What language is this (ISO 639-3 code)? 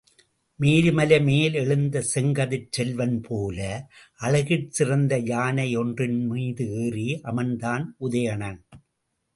tam